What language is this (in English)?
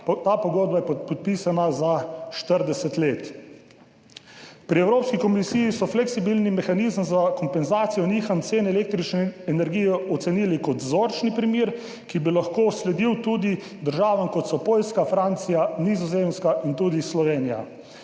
Slovenian